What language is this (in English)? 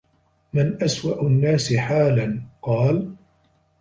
Arabic